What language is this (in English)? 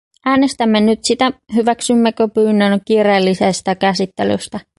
Finnish